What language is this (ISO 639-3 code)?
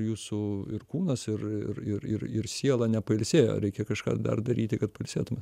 lit